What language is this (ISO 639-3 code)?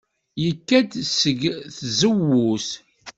kab